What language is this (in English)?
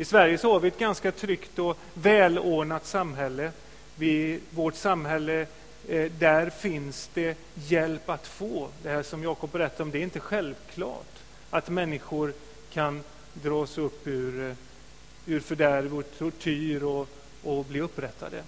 Swedish